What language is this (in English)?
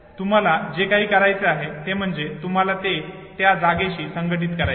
Marathi